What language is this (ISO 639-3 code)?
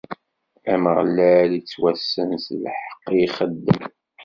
kab